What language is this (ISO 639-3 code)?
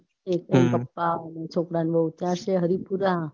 guj